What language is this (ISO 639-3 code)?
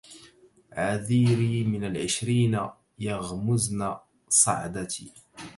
ara